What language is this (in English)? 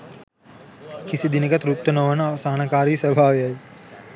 Sinhala